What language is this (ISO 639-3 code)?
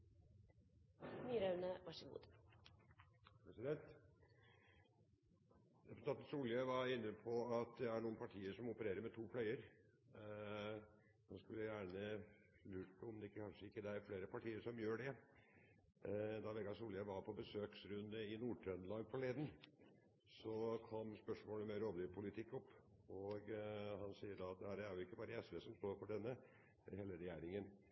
nno